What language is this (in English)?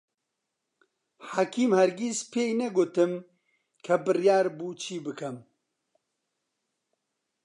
Central Kurdish